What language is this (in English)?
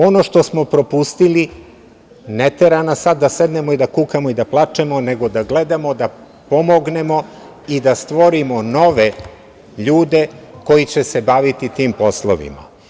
Serbian